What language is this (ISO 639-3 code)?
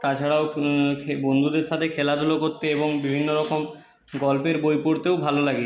ben